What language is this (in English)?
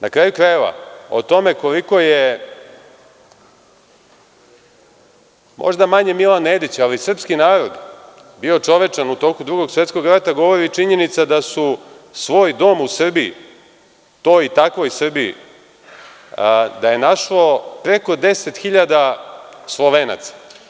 Serbian